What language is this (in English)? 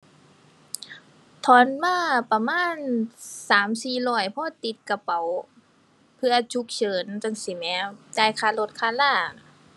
Thai